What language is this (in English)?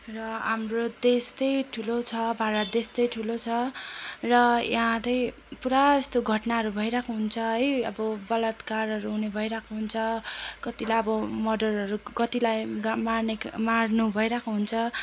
Nepali